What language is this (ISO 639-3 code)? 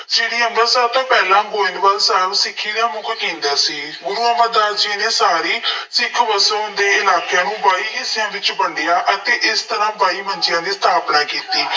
pan